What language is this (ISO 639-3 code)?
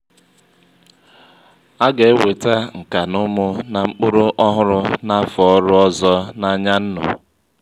ibo